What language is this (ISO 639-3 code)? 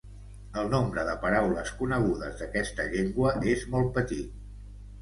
cat